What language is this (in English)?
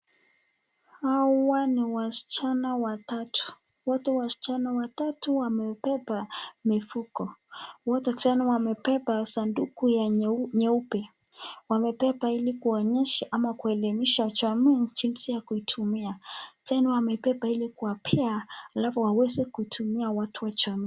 Swahili